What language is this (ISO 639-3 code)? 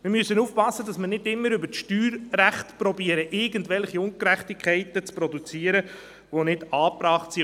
gsw